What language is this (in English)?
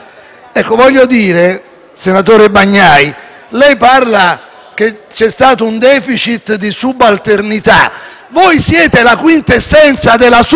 Italian